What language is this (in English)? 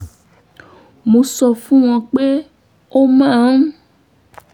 Yoruba